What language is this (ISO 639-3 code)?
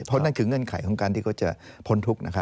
tha